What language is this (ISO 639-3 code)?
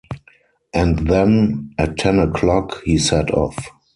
eng